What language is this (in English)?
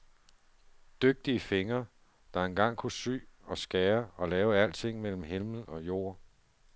Danish